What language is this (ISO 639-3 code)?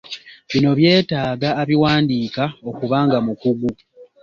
lug